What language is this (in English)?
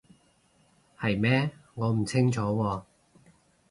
Cantonese